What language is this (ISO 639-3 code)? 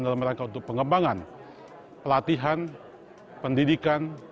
ind